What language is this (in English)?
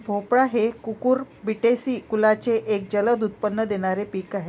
Marathi